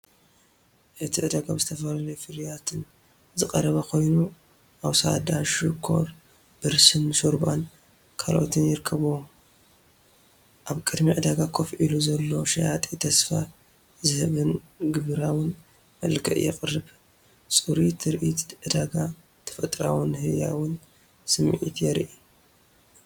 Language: Tigrinya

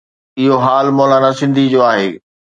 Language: Sindhi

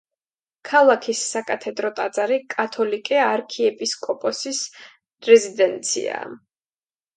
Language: Georgian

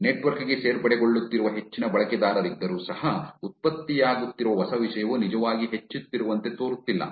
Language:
Kannada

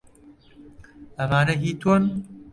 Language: Central Kurdish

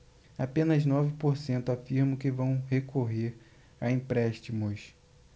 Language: Portuguese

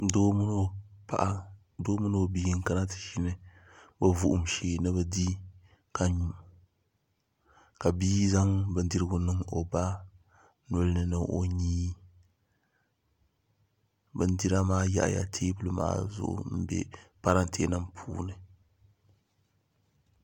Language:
Dagbani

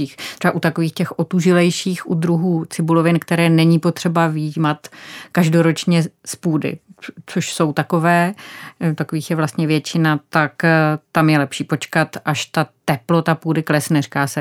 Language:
Czech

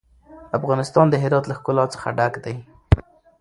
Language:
Pashto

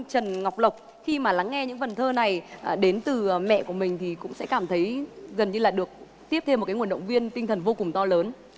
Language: Vietnamese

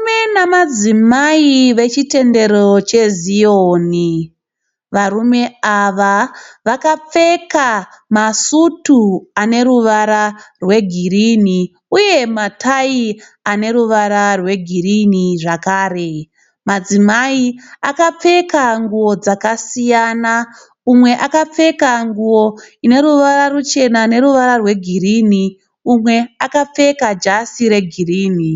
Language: Shona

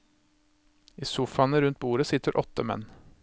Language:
Norwegian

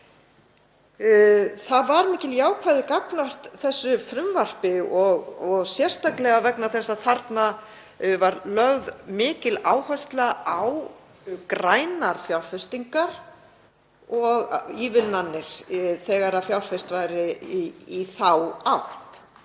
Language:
Icelandic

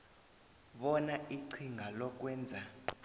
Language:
South Ndebele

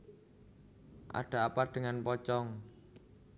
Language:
Javanese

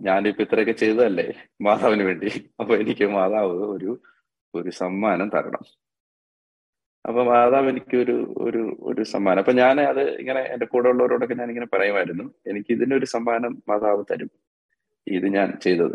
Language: Malayalam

